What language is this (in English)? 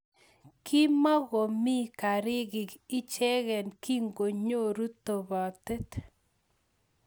Kalenjin